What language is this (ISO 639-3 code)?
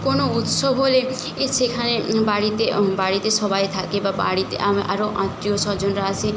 ben